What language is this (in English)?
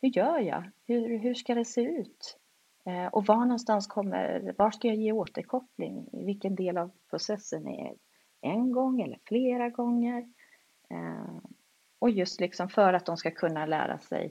Swedish